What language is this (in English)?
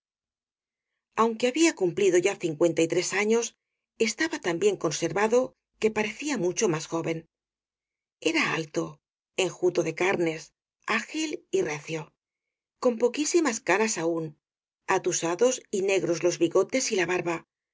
Spanish